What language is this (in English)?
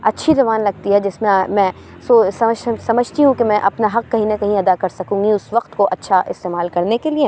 Urdu